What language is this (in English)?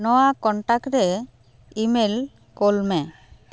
Santali